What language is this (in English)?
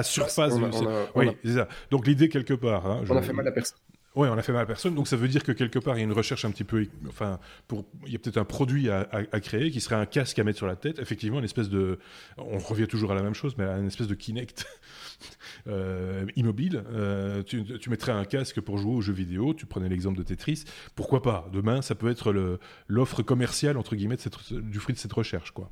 French